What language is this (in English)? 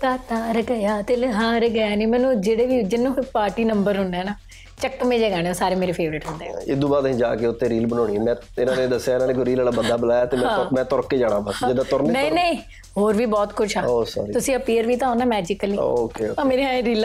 Punjabi